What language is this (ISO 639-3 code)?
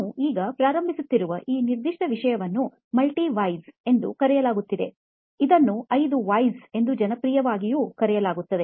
kan